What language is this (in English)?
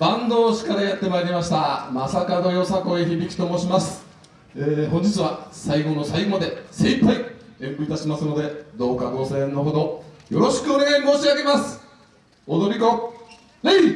Japanese